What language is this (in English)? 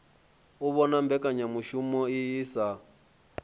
Venda